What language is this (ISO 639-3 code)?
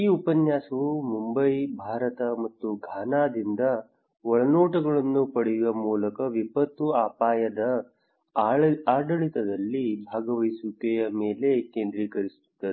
kan